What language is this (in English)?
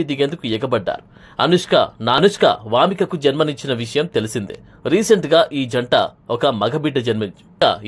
Telugu